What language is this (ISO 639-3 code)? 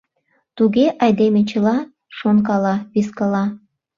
chm